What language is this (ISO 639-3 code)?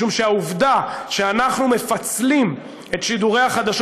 heb